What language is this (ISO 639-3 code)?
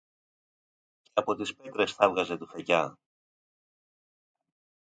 ell